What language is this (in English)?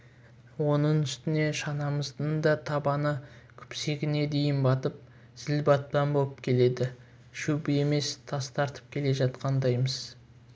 Kazakh